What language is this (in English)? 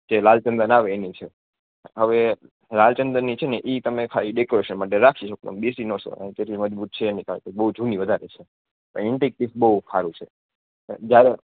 Gujarati